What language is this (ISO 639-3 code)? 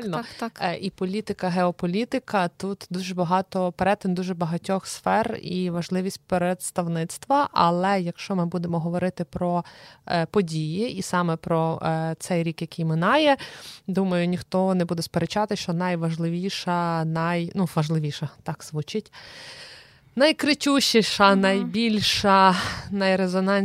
ukr